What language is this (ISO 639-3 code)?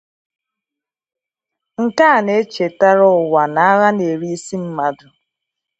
ibo